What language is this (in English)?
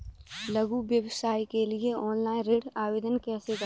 Hindi